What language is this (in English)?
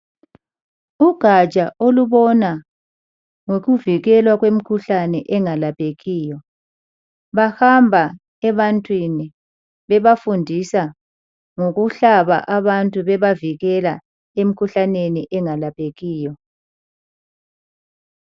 North Ndebele